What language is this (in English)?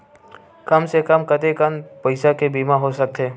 Chhattisgarhi